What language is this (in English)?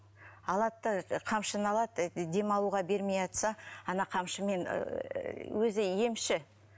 Kazakh